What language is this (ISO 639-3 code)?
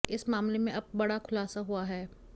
hin